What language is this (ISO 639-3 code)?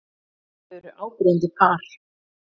isl